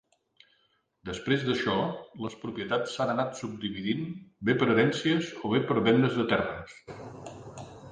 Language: Catalan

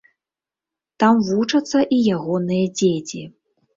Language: Belarusian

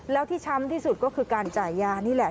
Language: Thai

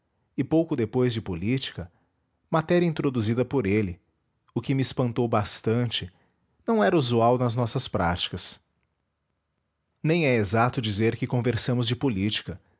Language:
Portuguese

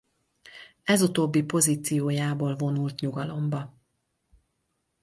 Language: Hungarian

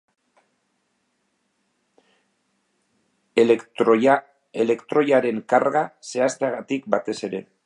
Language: Basque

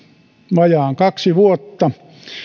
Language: Finnish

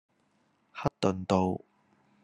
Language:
Cantonese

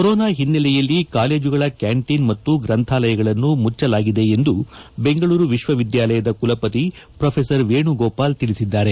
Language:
Kannada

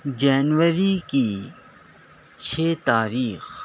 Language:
Urdu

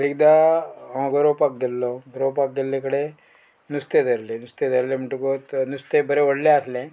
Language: Konkani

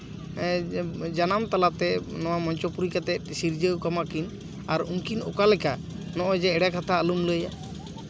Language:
Santali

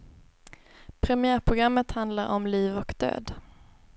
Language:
Swedish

